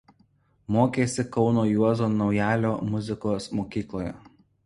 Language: Lithuanian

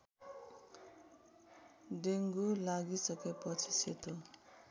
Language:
Nepali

